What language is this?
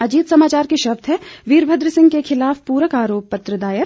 Hindi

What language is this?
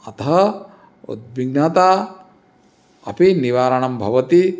Sanskrit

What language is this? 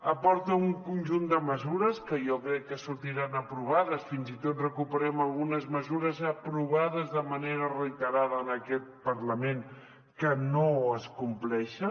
Catalan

